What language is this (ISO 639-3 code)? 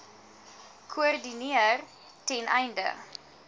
afr